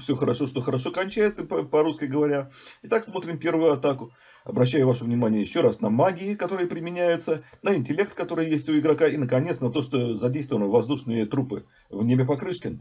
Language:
Russian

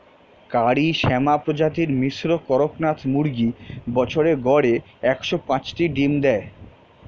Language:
Bangla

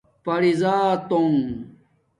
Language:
Domaaki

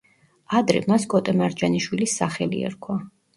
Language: Georgian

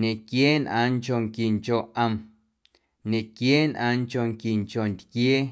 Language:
Guerrero Amuzgo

